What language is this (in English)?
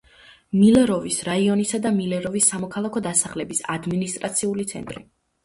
Georgian